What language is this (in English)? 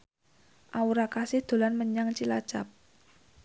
Javanese